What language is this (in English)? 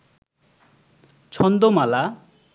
Bangla